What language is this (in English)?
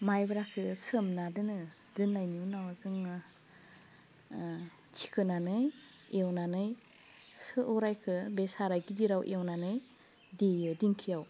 Bodo